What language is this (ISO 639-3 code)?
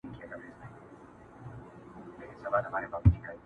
pus